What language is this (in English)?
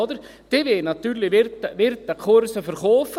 Swiss German